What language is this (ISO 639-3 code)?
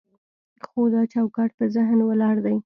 pus